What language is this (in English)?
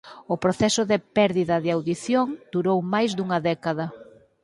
Galician